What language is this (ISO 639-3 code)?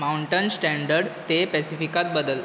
kok